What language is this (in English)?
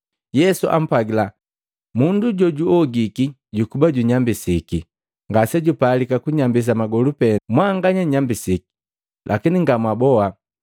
Matengo